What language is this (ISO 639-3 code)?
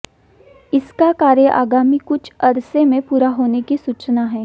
hin